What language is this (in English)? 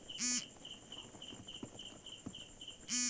Bangla